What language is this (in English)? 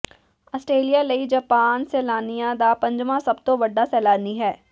Punjabi